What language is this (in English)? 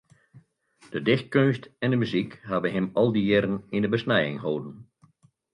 Western Frisian